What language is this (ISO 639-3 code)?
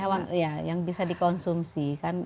ind